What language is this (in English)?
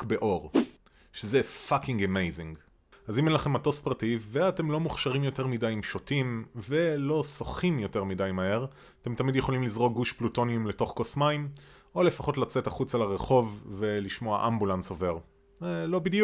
Hebrew